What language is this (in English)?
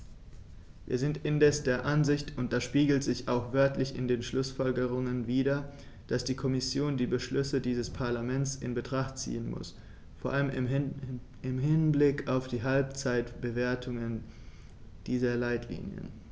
German